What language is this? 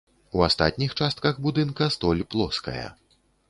Belarusian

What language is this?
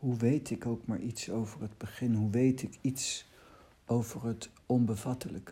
Dutch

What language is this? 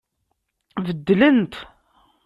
Kabyle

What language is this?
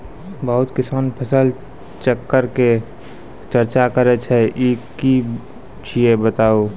Maithili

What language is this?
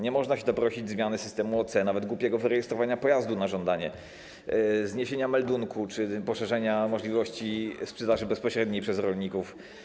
Polish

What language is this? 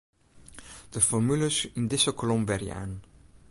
Western Frisian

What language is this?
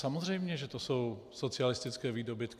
Czech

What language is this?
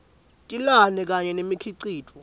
Swati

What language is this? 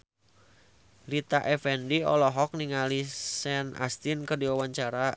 Sundanese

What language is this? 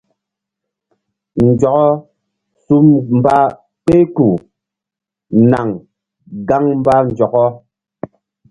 Mbum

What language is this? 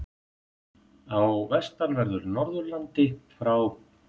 Icelandic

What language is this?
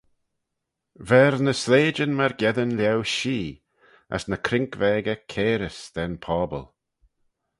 Manx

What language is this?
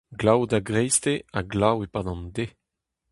Breton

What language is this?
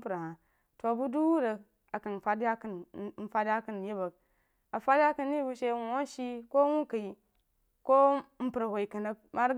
Jiba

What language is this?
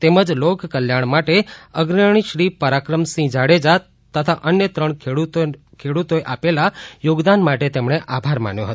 Gujarati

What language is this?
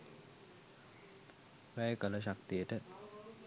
Sinhala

